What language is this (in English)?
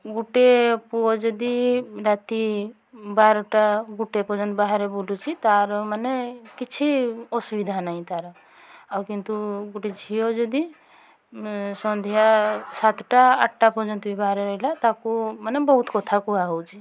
Odia